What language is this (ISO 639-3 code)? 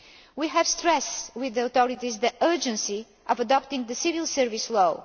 eng